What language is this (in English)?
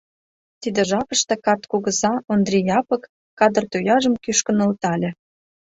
Mari